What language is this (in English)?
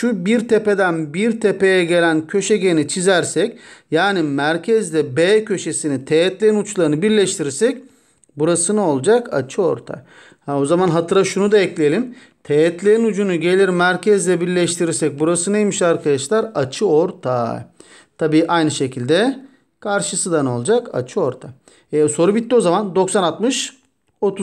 Turkish